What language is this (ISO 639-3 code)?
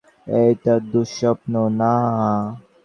ben